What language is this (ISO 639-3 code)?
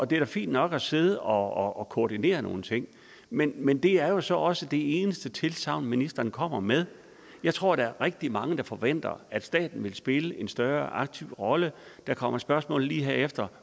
dan